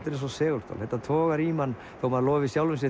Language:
Icelandic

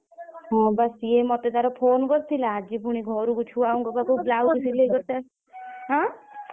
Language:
Odia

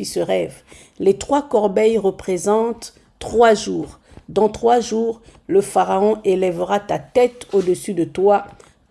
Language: French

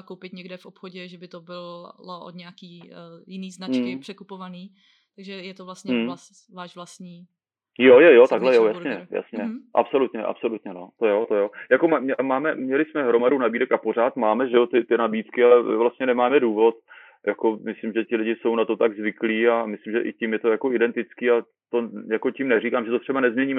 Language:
Czech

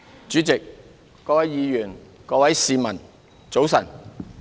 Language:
Cantonese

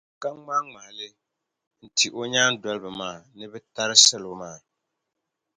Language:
Dagbani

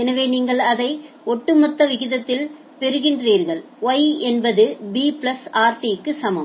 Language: Tamil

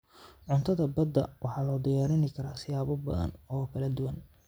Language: Somali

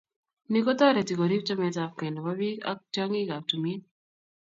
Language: Kalenjin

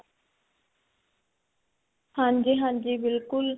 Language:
Punjabi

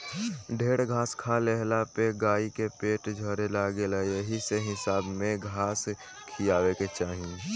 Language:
Bhojpuri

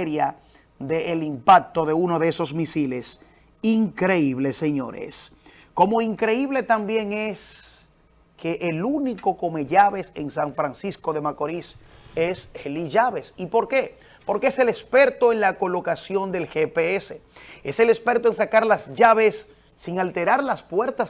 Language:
Spanish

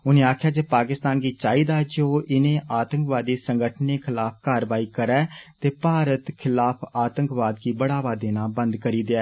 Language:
Dogri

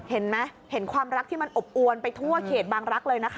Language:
Thai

